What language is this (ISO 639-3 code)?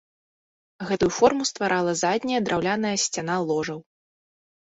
bel